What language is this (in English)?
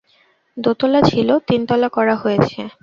Bangla